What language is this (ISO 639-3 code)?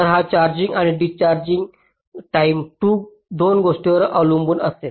mar